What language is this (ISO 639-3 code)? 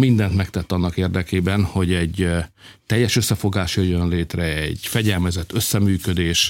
hun